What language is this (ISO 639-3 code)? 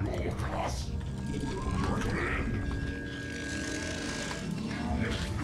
kor